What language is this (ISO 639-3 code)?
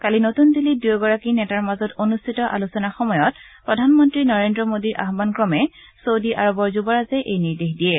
asm